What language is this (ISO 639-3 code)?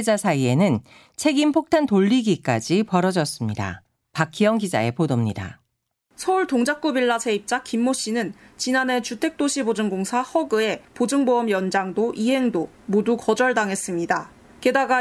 kor